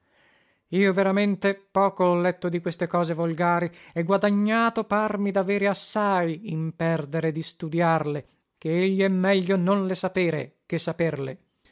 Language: Italian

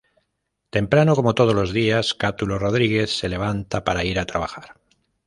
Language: Spanish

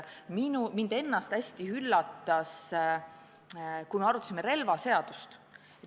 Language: Estonian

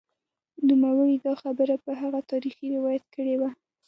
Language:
Pashto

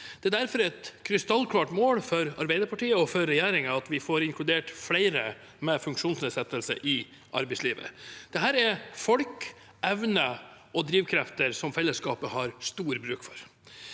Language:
Norwegian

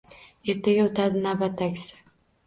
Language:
Uzbek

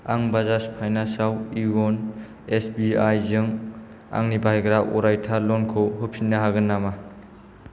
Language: Bodo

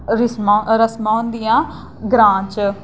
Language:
Dogri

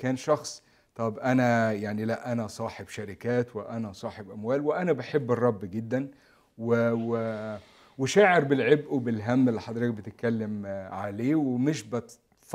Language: Arabic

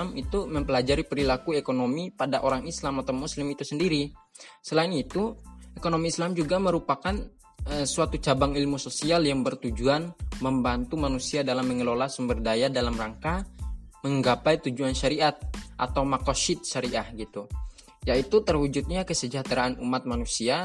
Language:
Indonesian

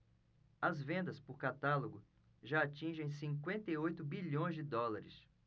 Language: Portuguese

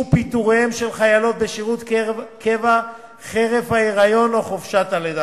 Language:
Hebrew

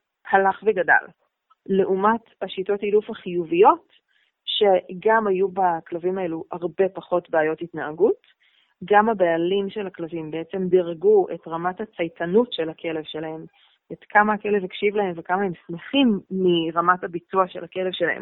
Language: Hebrew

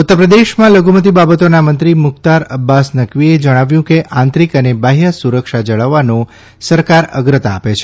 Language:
Gujarati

